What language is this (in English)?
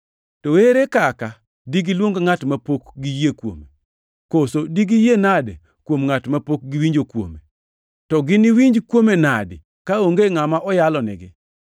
Luo (Kenya and Tanzania)